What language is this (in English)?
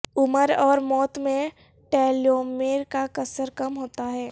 Urdu